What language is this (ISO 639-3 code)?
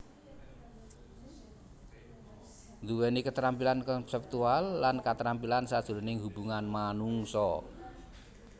jav